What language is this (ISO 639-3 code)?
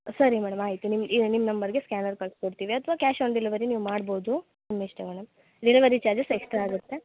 kan